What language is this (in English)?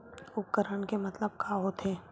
Chhattisgarhi